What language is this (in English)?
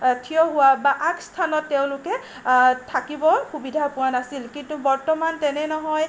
Assamese